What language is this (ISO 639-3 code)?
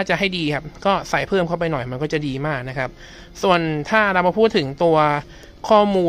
tha